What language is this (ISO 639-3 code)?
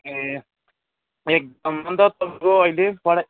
nep